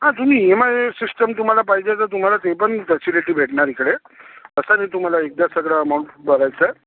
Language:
Marathi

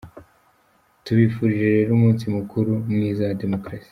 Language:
Kinyarwanda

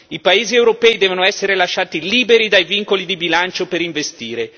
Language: Italian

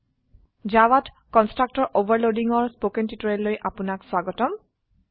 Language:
Assamese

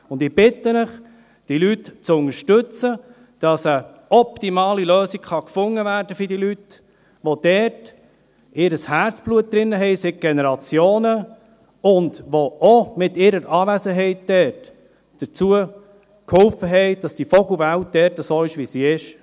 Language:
Swiss German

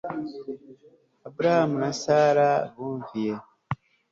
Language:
Kinyarwanda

